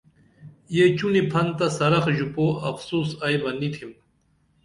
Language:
Dameli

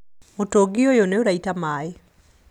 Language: Kikuyu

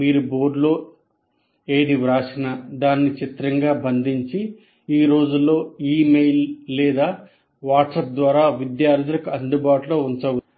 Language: Telugu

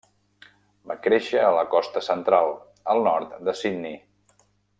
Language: Catalan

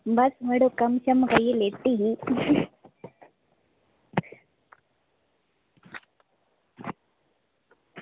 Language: Dogri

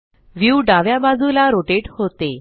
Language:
Marathi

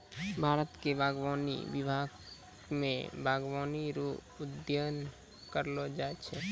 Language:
Maithili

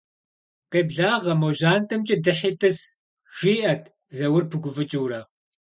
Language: Kabardian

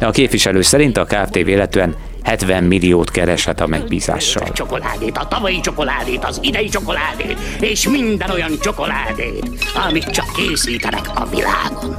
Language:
Hungarian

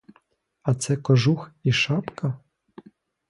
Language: Ukrainian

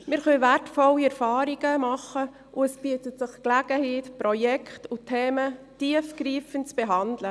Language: Swiss German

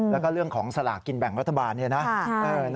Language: Thai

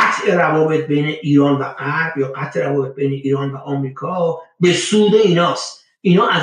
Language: Persian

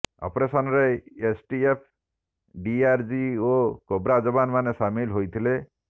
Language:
Odia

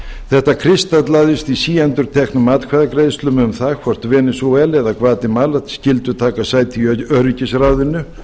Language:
Icelandic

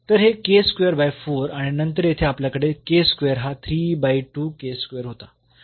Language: Marathi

